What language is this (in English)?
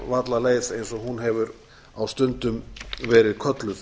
Icelandic